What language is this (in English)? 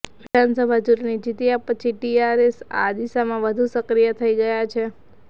Gujarati